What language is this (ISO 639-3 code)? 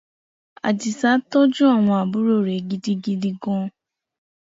yor